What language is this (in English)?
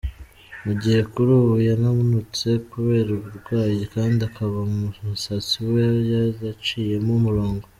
Kinyarwanda